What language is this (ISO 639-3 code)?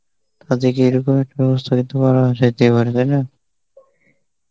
ben